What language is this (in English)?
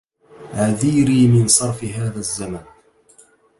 Arabic